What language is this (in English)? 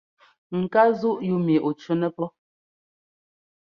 Ngomba